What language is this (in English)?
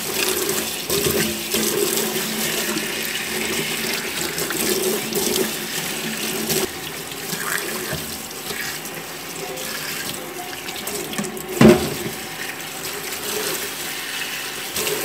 Vietnamese